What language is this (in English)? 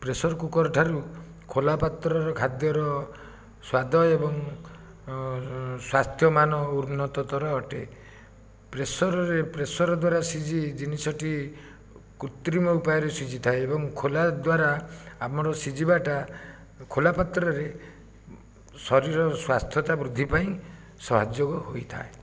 Odia